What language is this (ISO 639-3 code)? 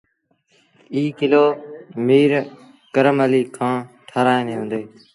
sbn